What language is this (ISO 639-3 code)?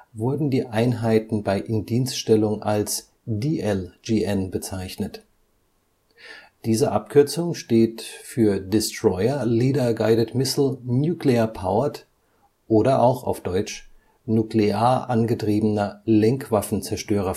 deu